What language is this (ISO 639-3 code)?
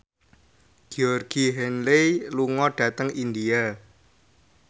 jav